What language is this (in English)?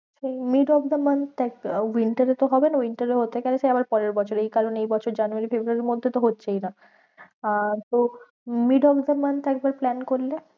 Bangla